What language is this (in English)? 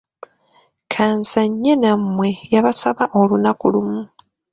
Ganda